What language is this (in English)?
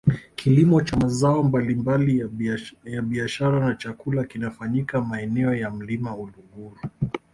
Swahili